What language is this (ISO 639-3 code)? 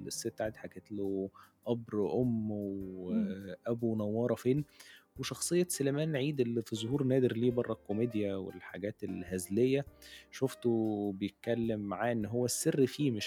ara